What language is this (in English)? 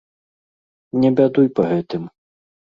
Belarusian